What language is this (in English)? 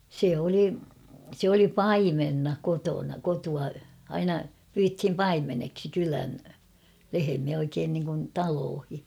Finnish